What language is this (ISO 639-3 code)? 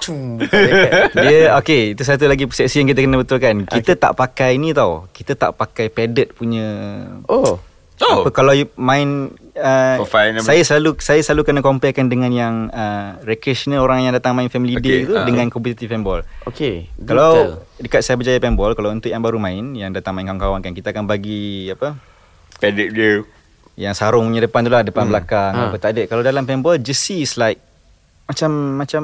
msa